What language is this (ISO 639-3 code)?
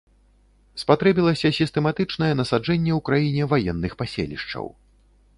bel